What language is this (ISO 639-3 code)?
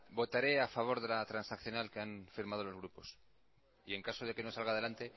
spa